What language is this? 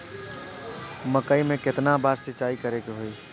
Bhojpuri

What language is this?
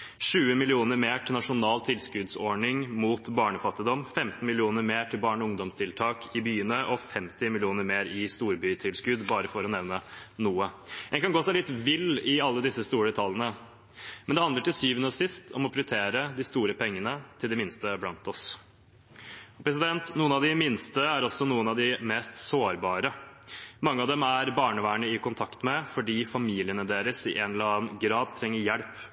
Norwegian Bokmål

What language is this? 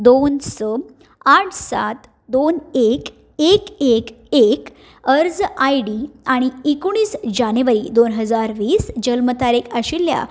Konkani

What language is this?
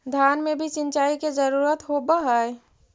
Magahi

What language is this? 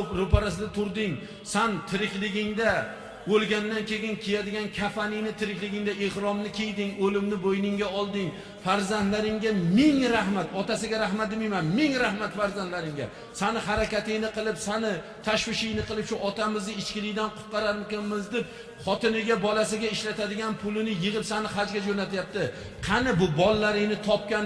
Turkish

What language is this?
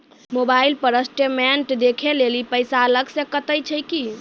Maithili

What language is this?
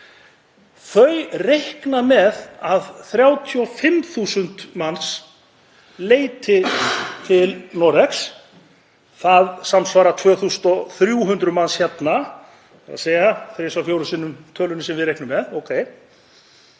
Icelandic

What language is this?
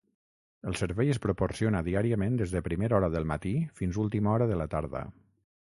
Catalan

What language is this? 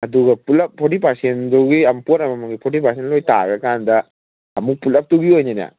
Manipuri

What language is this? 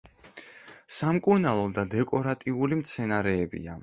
Georgian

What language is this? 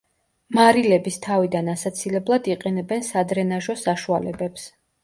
Georgian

